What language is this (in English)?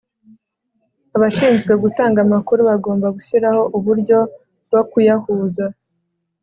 Kinyarwanda